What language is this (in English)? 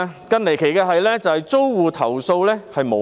Cantonese